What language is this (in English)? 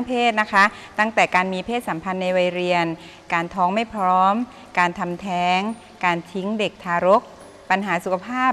Thai